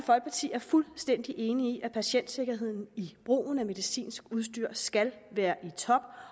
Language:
Danish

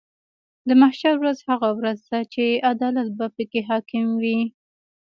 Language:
Pashto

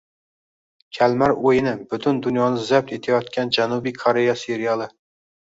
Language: Uzbek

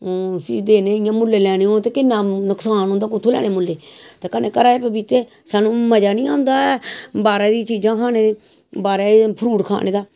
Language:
Dogri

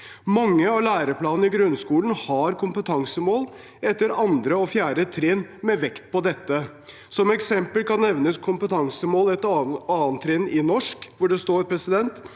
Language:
Norwegian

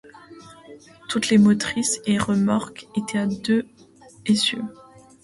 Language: French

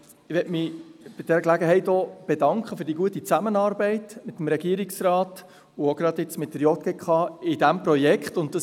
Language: Swiss German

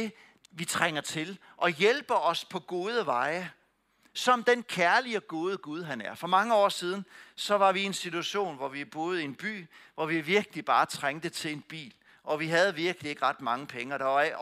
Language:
Danish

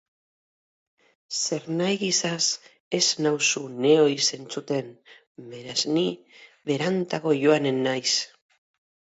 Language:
Basque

